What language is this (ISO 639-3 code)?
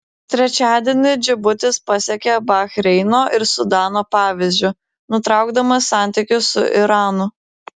lit